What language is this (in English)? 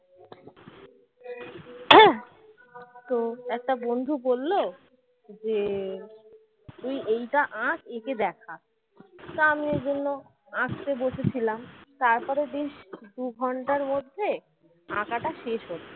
Bangla